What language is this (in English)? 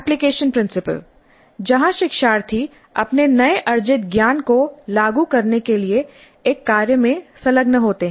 Hindi